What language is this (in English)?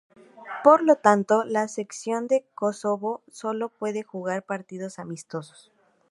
Spanish